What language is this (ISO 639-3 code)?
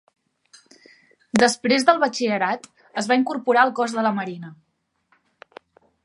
cat